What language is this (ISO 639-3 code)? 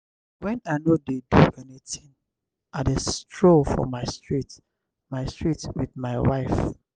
pcm